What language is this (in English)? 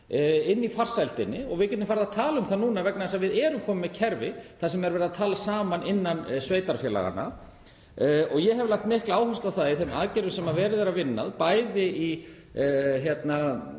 Icelandic